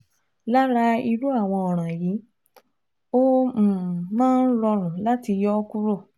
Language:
Yoruba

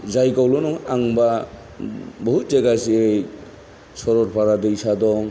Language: Bodo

